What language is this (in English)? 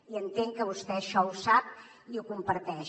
Catalan